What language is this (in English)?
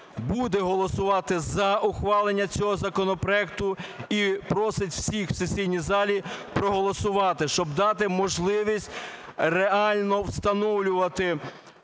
Ukrainian